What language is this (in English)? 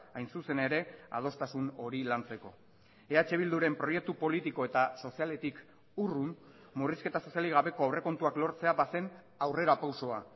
Basque